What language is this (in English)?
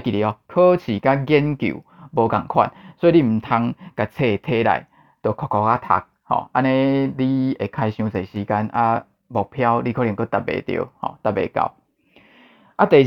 Chinese